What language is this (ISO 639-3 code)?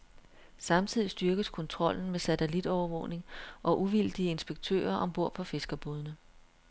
dan